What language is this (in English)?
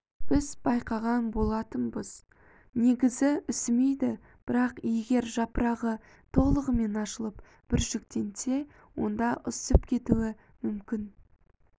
Kazakh